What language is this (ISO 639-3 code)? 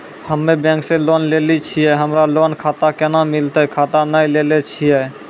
mai